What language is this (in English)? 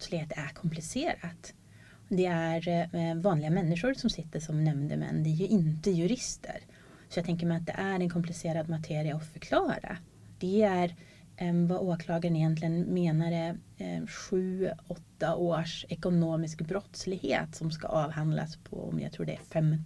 Swedish